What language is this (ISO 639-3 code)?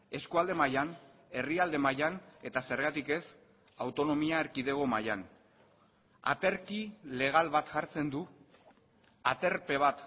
eus